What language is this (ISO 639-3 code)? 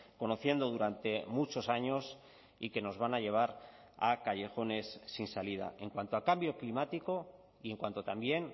spa